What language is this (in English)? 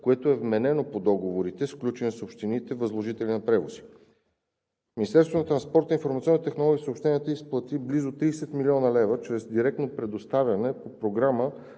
Bulgarian